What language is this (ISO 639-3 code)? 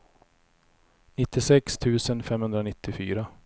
swe